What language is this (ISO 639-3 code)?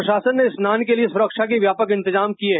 hin